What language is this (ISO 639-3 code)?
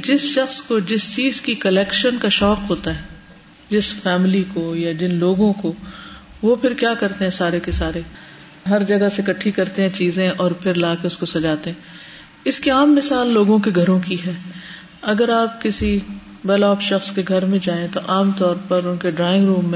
urd